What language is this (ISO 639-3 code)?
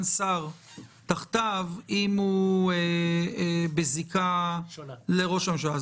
heb